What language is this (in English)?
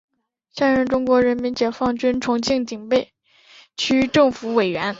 Chinese